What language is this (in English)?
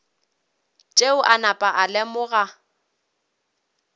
Northern Sotho